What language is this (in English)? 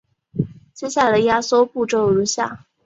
Chinese